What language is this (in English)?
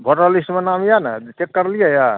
Maithili